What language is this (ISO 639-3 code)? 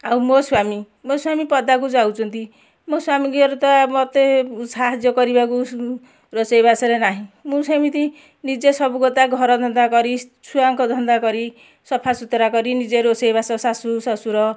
ori